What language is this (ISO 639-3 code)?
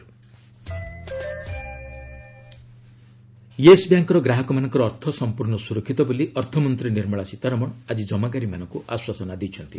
ori